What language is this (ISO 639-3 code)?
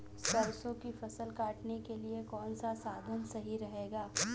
hin